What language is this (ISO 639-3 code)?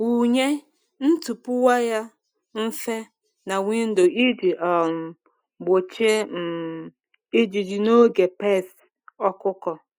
ibo